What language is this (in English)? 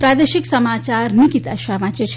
Gujarati